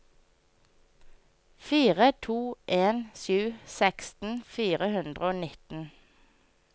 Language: Norwegian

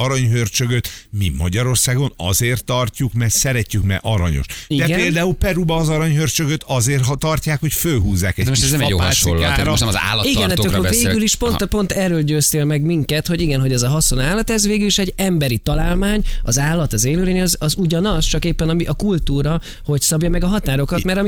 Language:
Hungarian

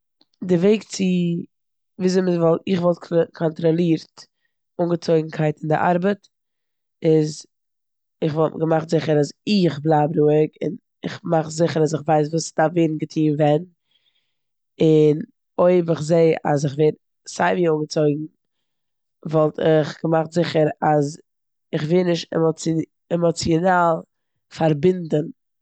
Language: Yiddish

